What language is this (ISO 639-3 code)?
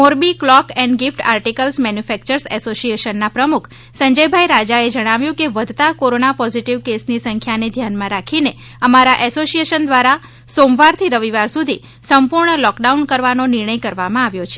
guj